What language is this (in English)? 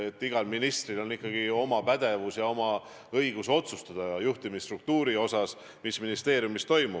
Estonian